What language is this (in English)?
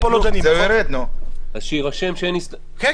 Hebrew